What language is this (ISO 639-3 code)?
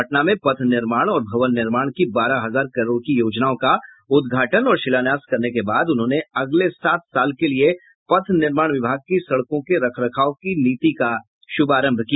hin